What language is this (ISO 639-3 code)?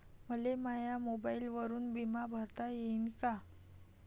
mar